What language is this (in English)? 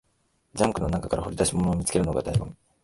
Japanese